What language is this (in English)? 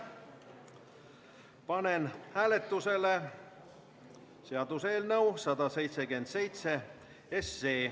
Estonian